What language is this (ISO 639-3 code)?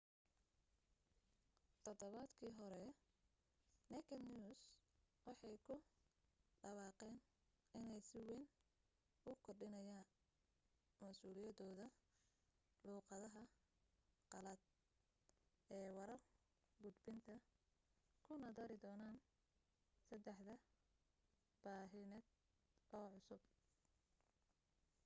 som